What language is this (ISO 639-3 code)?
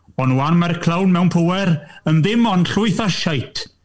cym